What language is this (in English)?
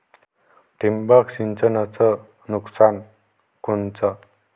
Marathi